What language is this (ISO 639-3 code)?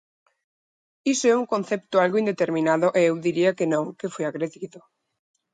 glg